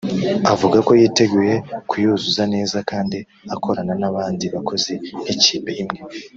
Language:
Kinyarwanda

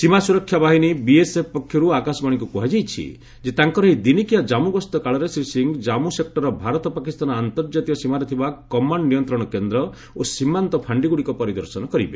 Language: Odia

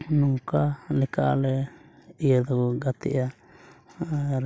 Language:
Santali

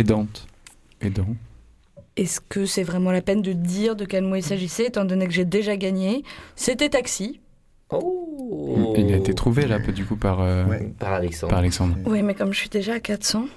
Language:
French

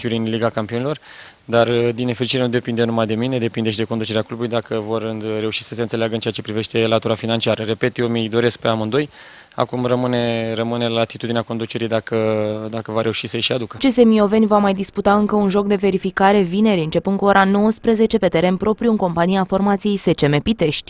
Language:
Romanian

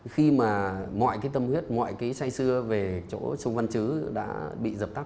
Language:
Vietnamese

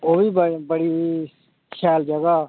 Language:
Dogri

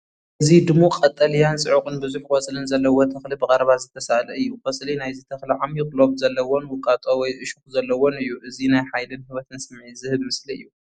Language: Tigrinya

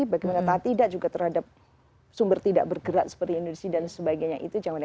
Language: Indonesian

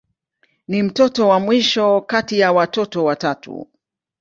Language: Swahili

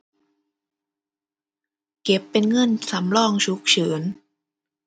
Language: Thai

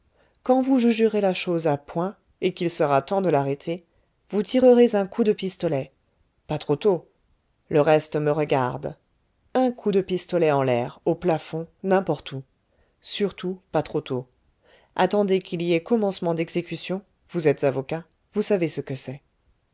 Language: French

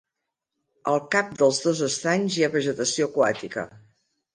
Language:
Catalan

